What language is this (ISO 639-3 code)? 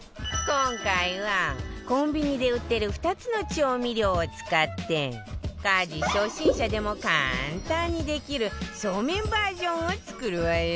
jpn